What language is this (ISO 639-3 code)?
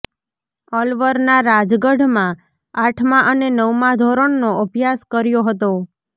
guj